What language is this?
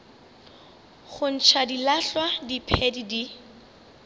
Northern Sotho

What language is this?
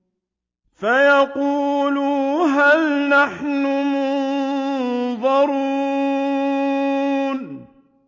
Arabic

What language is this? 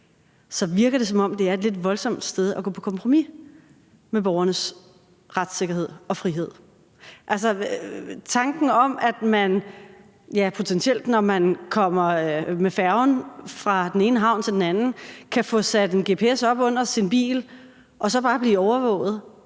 Danish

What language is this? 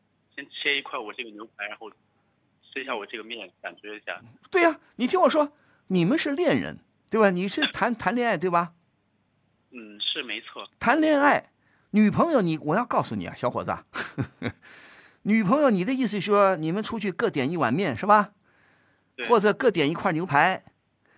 Chinese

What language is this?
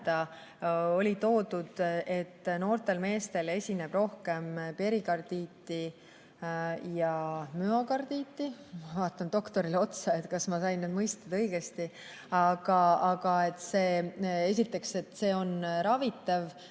Estonian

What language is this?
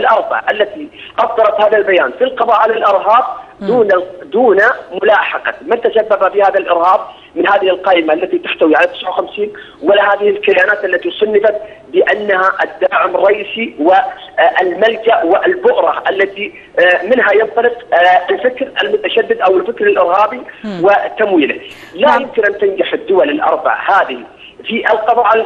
Arabic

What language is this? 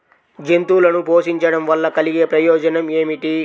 Telugu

